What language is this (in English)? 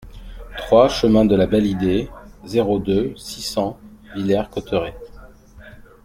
French